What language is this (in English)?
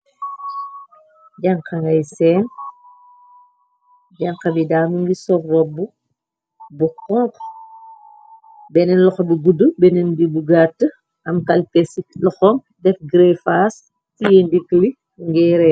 Wolof